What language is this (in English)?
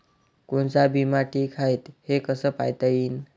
Marathi